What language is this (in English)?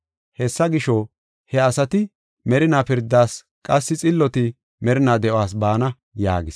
Gofa